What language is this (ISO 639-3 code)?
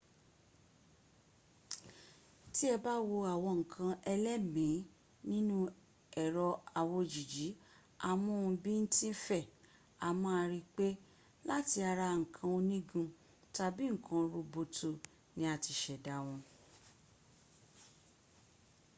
yor